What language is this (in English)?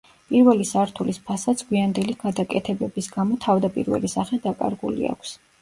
Georgian